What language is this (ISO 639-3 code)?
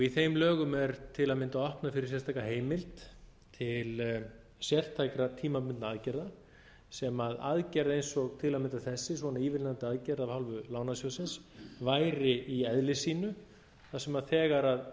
isl